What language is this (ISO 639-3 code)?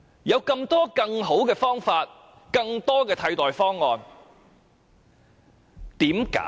yue